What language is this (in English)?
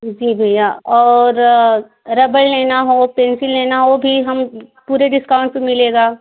Hindi